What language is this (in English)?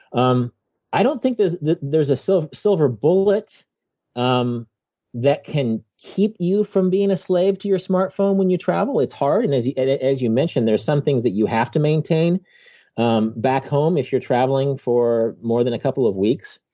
English